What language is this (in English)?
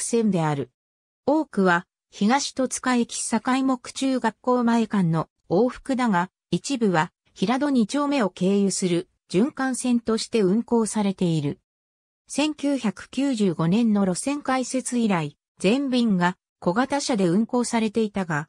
Japanese